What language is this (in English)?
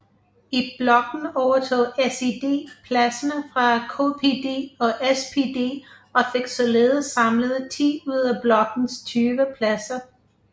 Danish